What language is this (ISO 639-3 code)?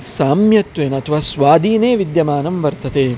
san